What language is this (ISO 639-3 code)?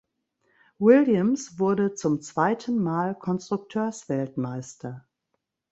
deu